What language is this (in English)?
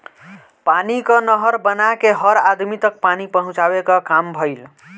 Bhojpuri